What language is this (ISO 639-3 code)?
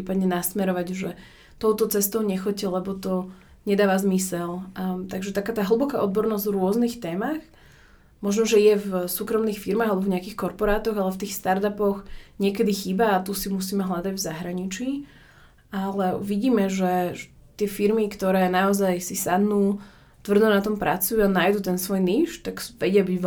slk